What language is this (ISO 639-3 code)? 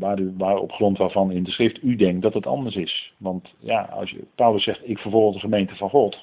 nld